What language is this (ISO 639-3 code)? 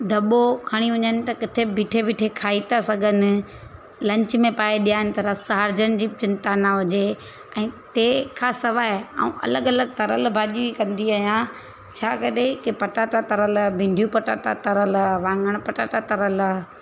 snd